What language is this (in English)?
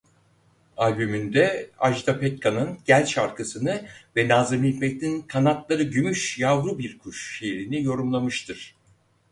Turkish